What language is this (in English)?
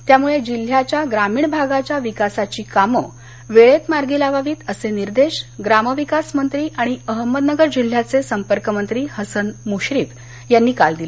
Marathi